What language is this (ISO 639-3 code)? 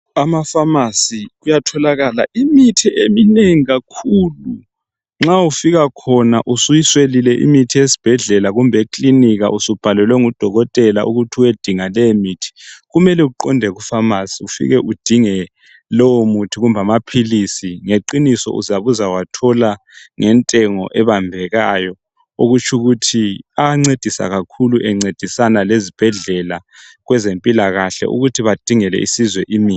nde